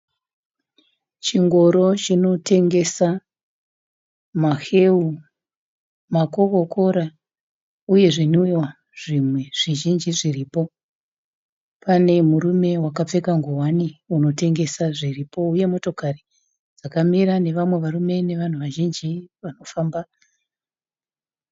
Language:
Shona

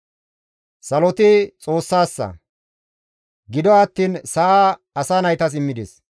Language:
Gamo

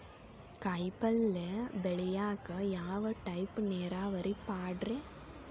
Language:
Kannada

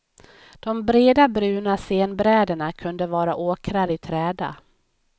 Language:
Swedish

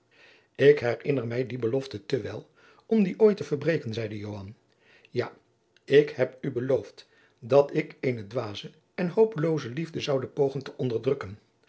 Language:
Dutch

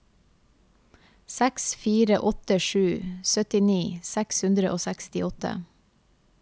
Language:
Norwegian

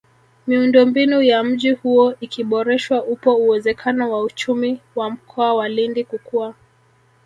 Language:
Swahili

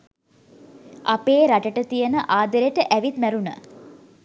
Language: Sinhala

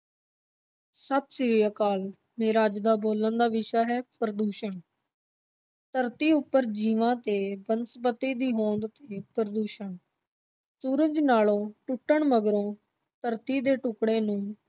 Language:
Punjabi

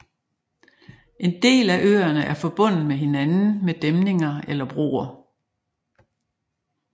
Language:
Danish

